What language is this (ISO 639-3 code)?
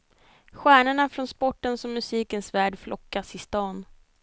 swe